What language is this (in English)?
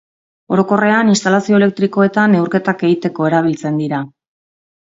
Basque